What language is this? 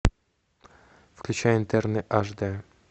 Russian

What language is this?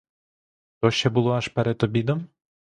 Ukrainian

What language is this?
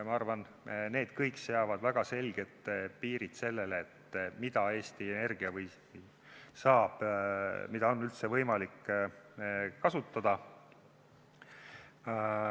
Estonian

